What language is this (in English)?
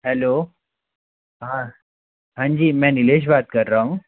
Hindi